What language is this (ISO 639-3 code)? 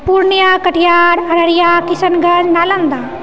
mai